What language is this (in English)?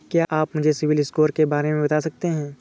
Hindi